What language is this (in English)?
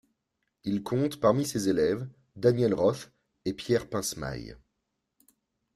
French